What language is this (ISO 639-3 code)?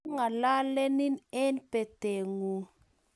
kln